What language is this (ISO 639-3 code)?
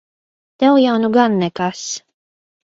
lav